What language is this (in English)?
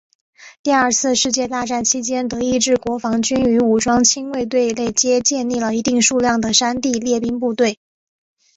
Chinese